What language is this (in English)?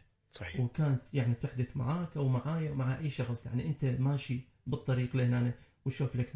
Arabic